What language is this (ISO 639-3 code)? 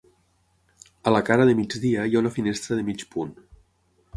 cat